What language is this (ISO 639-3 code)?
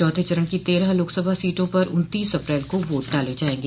hin